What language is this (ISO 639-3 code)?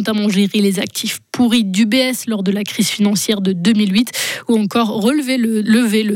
fra